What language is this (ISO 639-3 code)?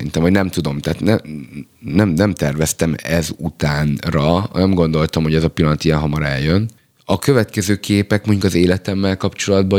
hun